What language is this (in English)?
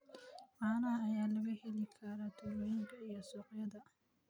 Somali